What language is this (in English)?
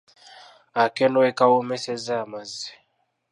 Ganda